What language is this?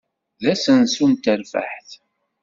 Kabyle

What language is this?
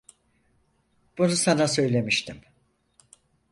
Turkish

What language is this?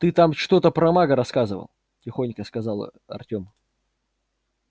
Russian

